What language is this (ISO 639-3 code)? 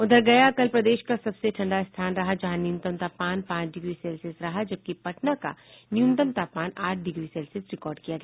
hin